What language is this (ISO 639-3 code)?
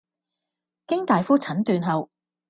yue